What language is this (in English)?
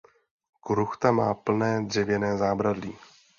Czech